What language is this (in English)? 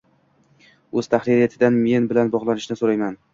Uzbek